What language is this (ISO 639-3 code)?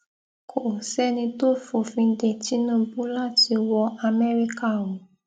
yor